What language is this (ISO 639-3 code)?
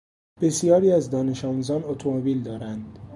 fas